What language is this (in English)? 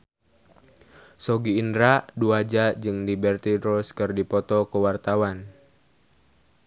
Sundanese